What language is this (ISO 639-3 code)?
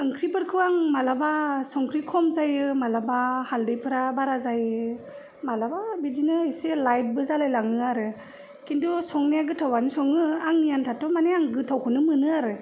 brx